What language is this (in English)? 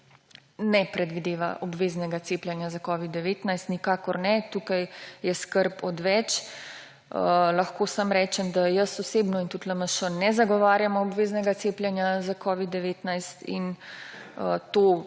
Slovenian